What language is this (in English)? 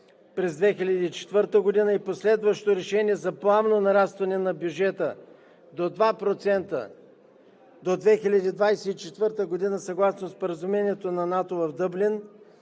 Bulgarian